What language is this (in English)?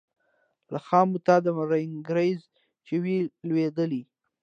Pashto